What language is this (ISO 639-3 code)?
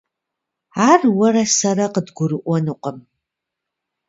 kbd